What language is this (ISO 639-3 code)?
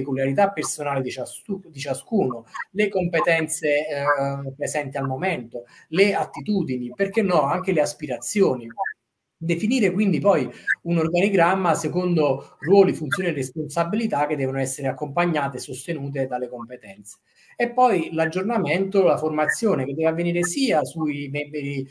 ita